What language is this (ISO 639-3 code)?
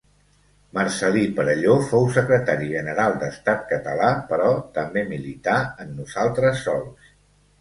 cat